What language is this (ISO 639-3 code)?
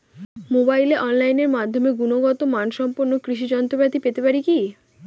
ben